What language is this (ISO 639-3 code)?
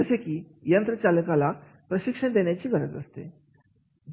mar